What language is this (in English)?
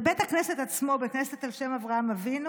Hebrew